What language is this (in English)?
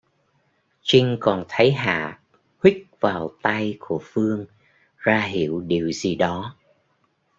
Vietnamese